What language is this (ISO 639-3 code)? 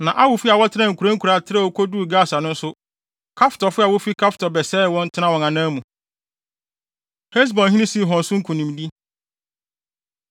aka